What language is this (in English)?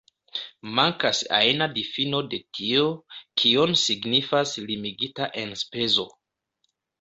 Esperanto